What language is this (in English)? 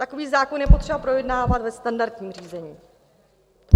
Czech